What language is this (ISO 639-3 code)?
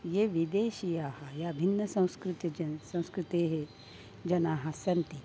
san